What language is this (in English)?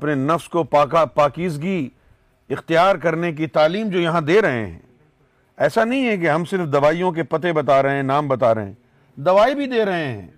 Urdu